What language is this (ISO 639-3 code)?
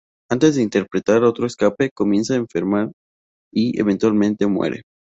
spa